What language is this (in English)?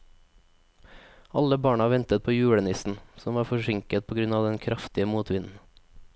Norwegian